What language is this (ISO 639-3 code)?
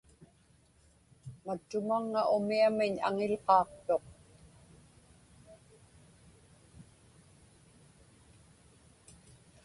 ipk